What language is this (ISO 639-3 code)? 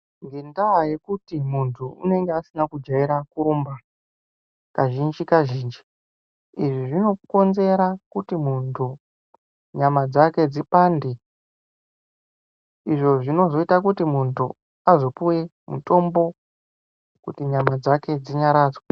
ndc